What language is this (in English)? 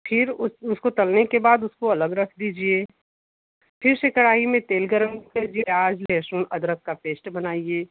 Hindi